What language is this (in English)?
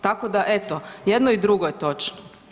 Croatian